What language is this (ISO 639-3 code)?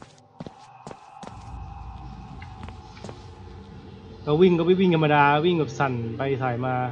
tha